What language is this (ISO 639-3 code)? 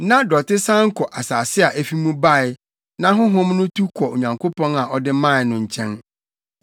aka